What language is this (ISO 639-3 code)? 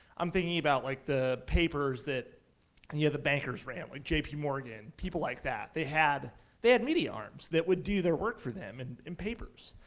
eng